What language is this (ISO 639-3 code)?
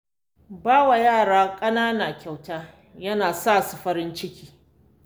hau